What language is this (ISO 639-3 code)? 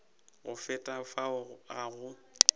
nso